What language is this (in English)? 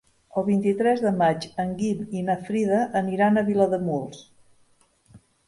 Catalan